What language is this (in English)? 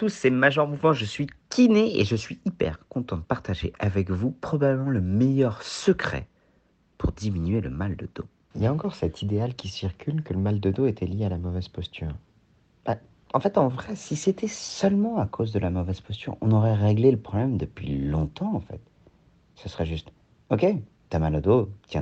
French